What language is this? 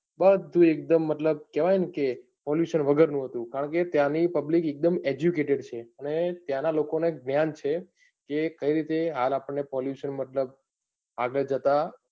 Gujarati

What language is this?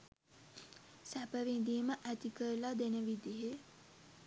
Sinhala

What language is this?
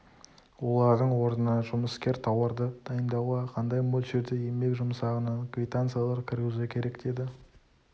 Kazakh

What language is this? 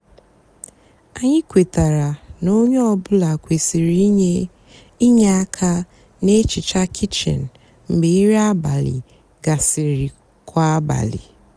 Igbo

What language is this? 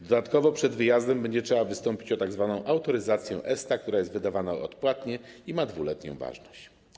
Polish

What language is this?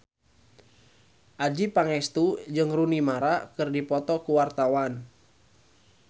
Sundanese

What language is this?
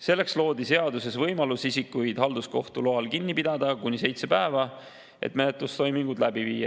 Estonian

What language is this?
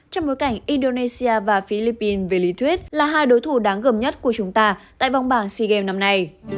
Vietnamese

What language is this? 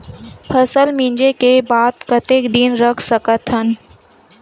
Chhattisgarhi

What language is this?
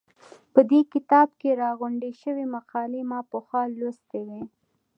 Pashto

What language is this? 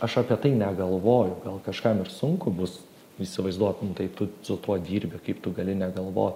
Lithuanian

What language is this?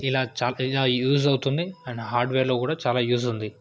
Telugu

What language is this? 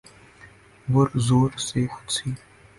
Urdu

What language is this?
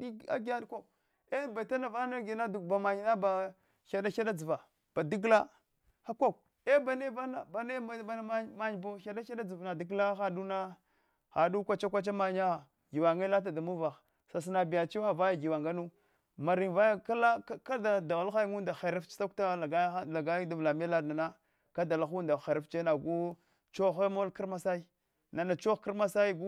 Hwana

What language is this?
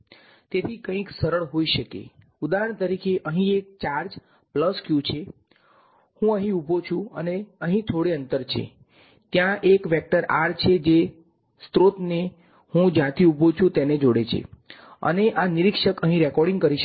Gujarati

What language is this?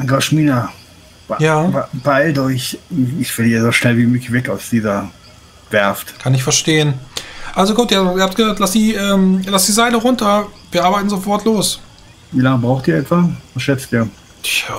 German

